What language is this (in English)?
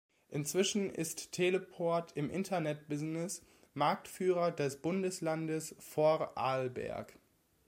German